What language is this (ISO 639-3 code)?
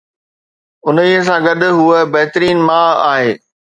snd